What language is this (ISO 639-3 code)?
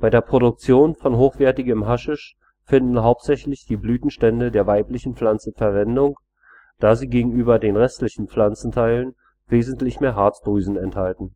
deu